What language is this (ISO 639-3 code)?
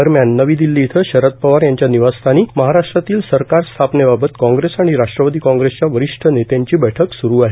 mar